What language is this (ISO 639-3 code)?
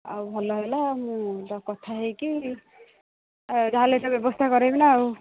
ori